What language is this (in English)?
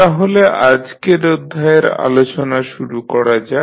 Bangla